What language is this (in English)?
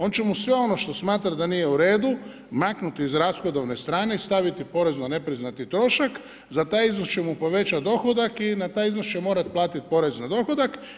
Croatian